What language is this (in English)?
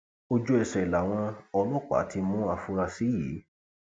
Yoruba